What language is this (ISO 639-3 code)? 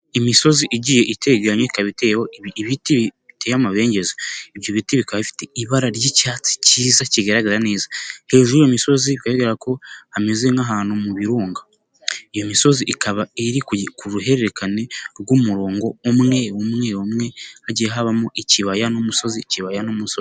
kin